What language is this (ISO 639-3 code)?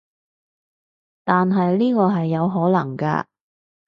yue